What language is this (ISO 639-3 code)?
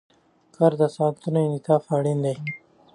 pus